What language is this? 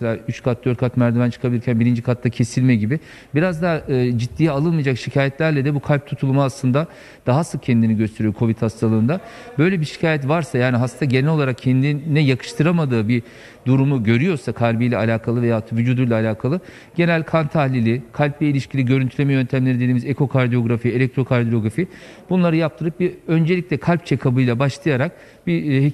Turkish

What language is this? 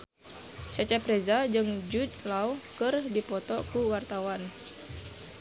Sundanese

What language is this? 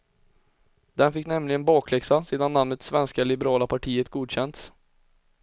Swedish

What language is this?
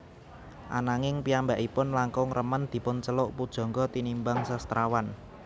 Javanese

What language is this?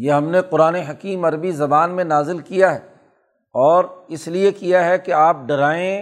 Urdu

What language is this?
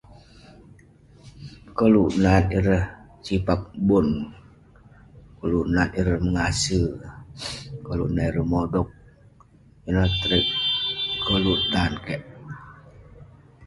Western Penan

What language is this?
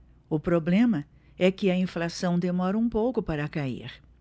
Portuguese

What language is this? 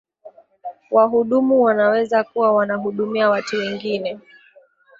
Swahili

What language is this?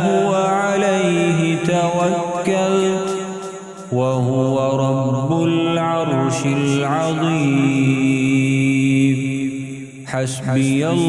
Arabic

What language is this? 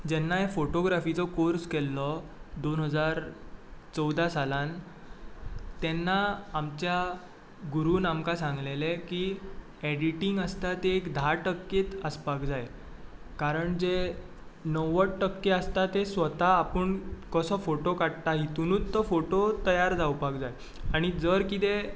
Konkani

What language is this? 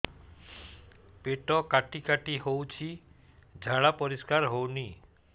Odia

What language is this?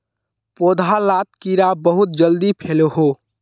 Magahi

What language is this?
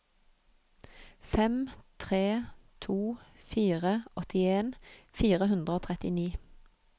Norwegian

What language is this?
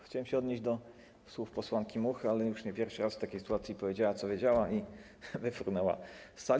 Polish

